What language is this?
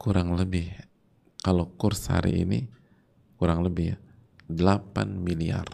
Indonesian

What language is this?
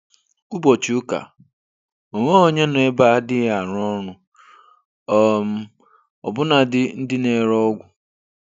Igbo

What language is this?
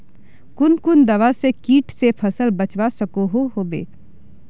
Magahi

